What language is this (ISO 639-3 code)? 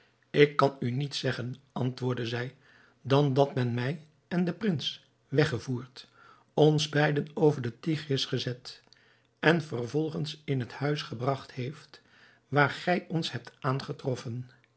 nld